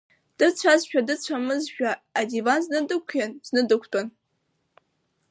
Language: Abkhazian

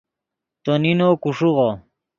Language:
Yidgha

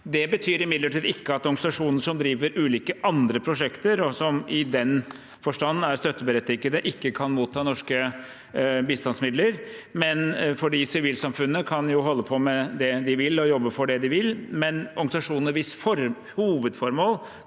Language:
Norwegian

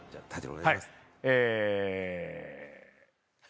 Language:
Japanese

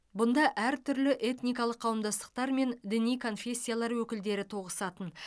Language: Kazakh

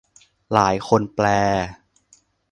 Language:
Thai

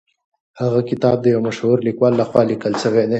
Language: Pashto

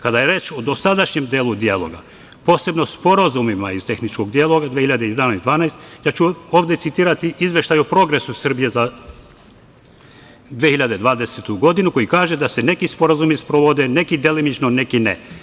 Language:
Serbian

